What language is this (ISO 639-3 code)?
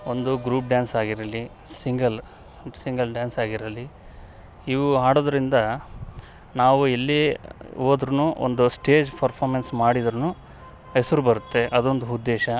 kan